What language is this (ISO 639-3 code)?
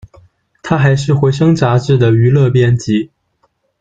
zho